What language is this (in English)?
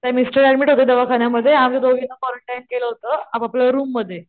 Marathi